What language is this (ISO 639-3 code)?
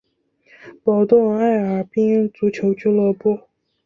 zho